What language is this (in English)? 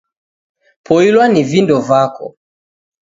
Taita